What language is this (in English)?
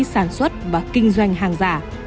Vietnamese